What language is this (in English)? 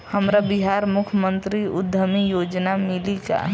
Bhojpuri